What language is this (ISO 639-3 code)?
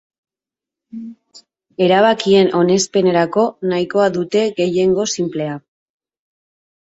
eus